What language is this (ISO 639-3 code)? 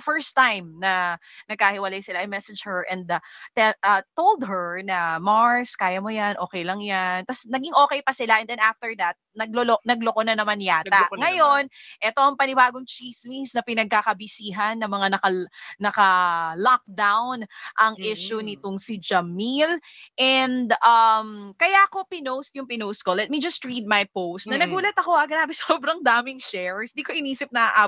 fil